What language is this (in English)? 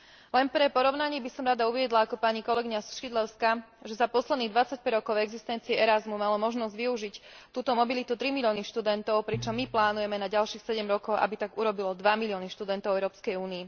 Slovak